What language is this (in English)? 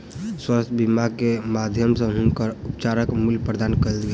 Maithili